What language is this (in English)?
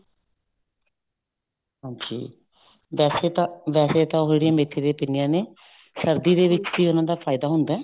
Punjabi